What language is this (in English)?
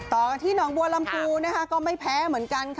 Thai